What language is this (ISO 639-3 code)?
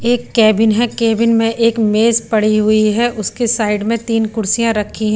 hin